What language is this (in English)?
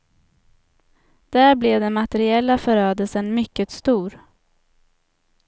Swedish